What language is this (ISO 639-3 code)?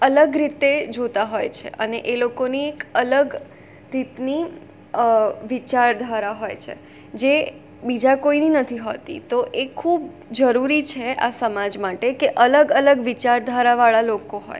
guj